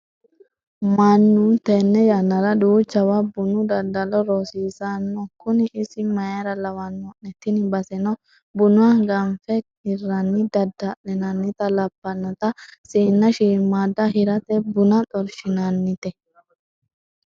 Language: Sidamo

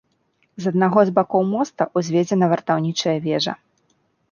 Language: Belarusian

